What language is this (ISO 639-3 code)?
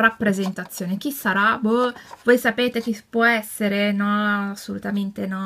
ita